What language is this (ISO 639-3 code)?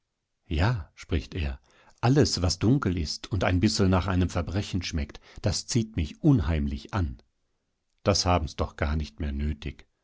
deu